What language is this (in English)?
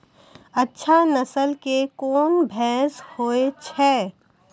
Maithili